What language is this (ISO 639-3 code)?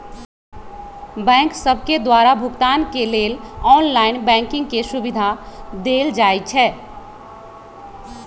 mag